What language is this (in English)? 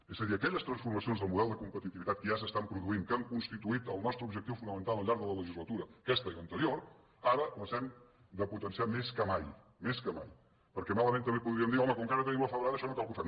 Catalan